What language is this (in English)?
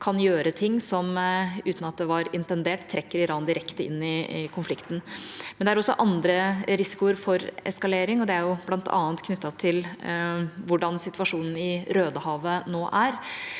Norwegian